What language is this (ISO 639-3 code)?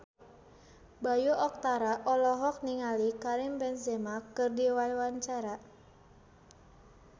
sun